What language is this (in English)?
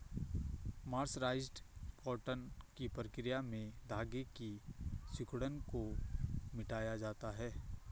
Hindi